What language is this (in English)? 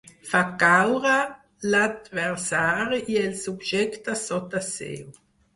Catalan